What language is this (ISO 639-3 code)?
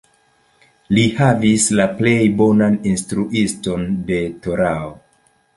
epo